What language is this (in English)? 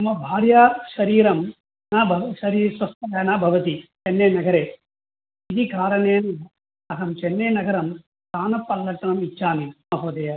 Sanskrit